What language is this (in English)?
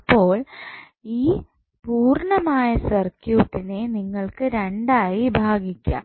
Malayalam